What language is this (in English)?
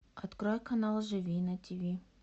Russian